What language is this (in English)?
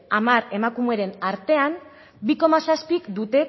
Basque